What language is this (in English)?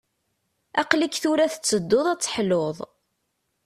Kabyle